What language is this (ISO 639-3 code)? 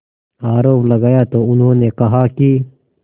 hin